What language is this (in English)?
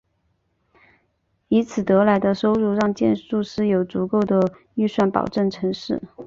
Chinese